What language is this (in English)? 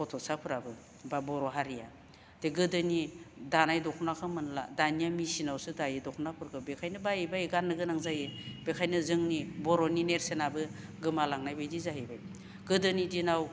Bodo